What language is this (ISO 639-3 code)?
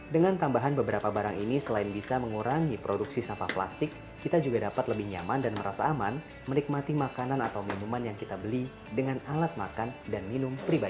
ind